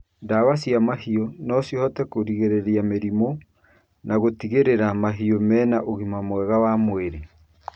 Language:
Kikuyu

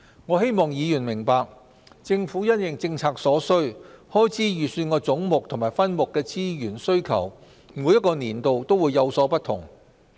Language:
Cantonese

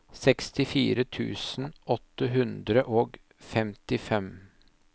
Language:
Norwegian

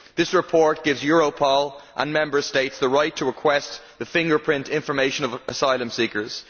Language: English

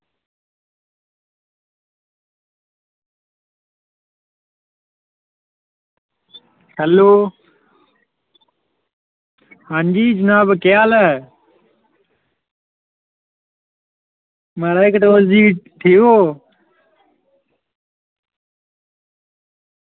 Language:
Dogri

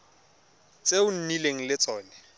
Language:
Tswana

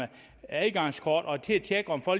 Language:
Danish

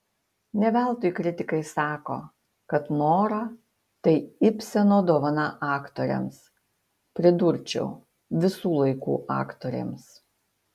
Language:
Lithuanian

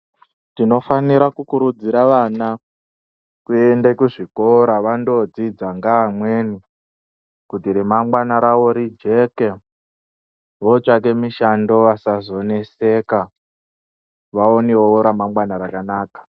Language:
Ndau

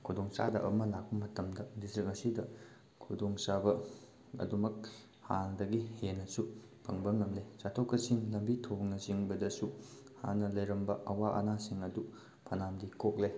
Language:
Manipuri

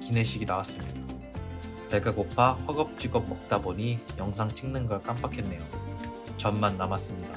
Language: Korean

